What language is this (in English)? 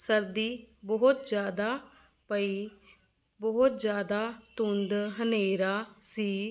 Punjabi